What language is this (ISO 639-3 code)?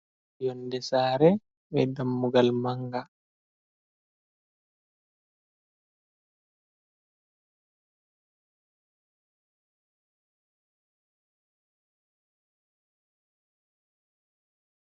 ful